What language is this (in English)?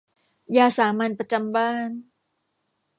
Thai